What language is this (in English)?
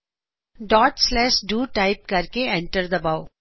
Punjabi